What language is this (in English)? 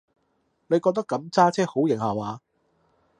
Cantonese